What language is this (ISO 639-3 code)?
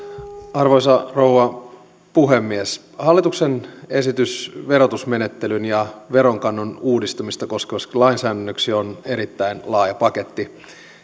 fin